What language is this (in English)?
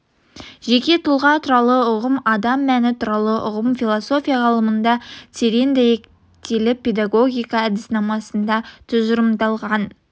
Kazakh